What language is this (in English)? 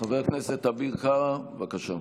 Hebrew